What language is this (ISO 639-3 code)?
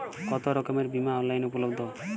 ben